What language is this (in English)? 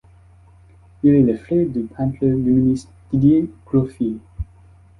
French